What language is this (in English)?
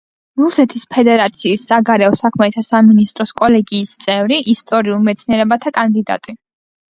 Georgian